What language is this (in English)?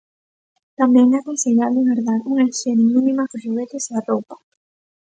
Galician